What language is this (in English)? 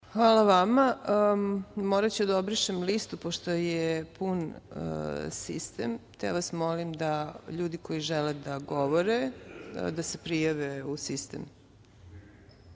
Serbian